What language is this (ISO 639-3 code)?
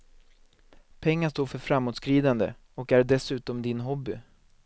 swe